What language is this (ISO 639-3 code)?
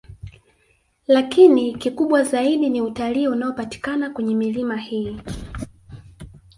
swa